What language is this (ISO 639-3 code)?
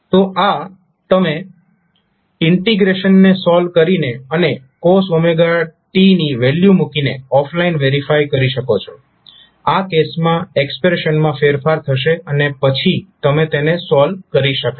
guj